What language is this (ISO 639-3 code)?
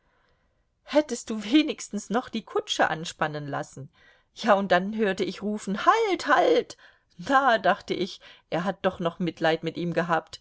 deu